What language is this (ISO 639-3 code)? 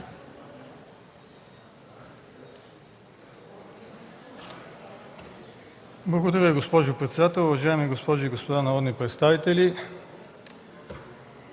bul